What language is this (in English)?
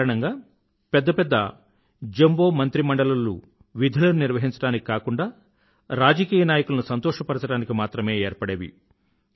Telugu